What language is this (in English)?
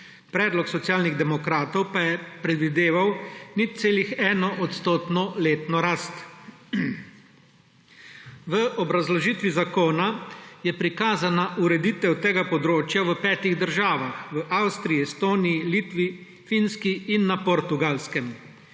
Slovenian